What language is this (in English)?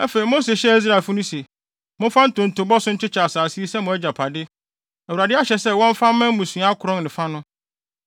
Akan